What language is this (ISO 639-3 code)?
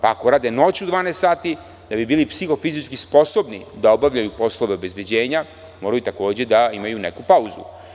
srp